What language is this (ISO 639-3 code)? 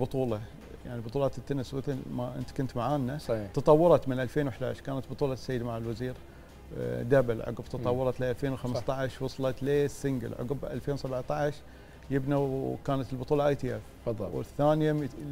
ara